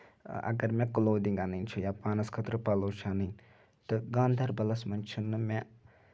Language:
Kashmiri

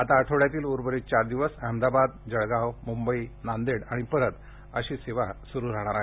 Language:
Marathi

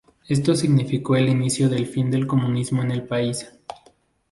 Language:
Spanish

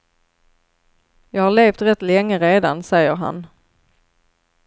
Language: Swedish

